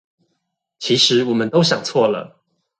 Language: Chinese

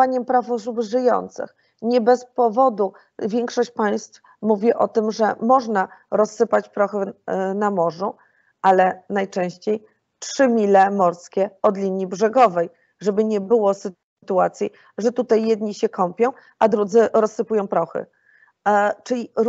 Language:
Polish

